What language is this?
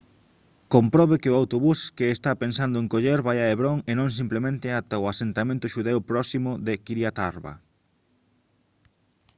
Galician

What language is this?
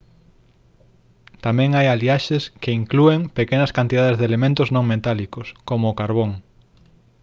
Galician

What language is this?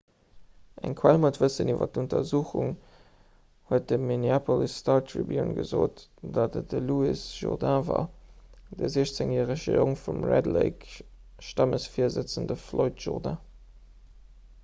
Luxembourgish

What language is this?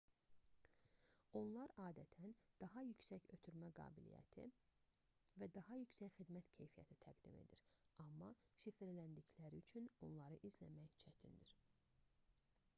Azerbaijani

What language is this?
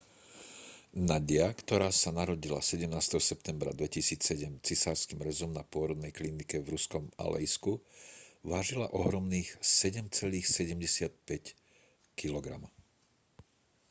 Slovak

